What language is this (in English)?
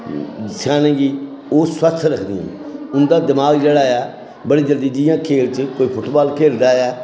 Dogri